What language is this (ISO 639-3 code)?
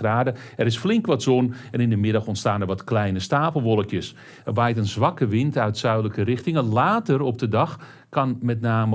nld